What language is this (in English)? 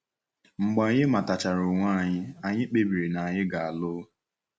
Igbo